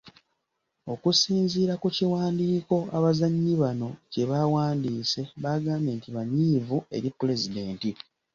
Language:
Ganda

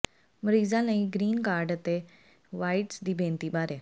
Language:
Punjabi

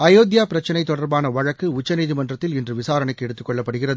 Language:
Tamil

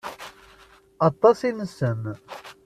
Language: Kabyle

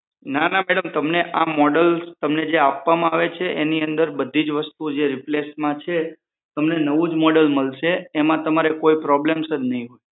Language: Gujarati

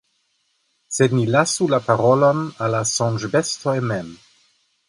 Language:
Esperanto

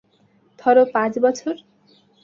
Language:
Bangla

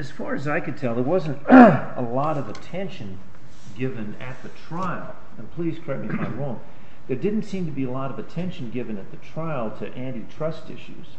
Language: English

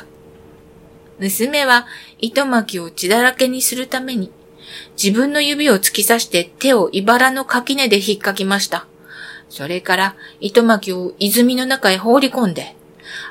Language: Japanese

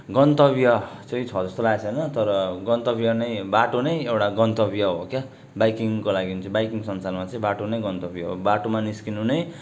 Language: Nepali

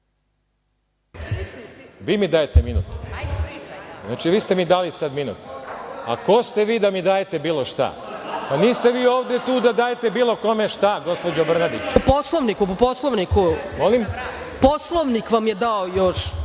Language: Serbian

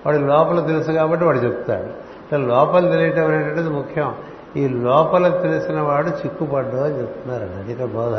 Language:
Telugu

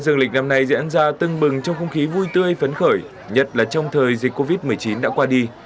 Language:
Vietnamese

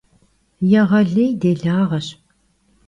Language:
Kabardian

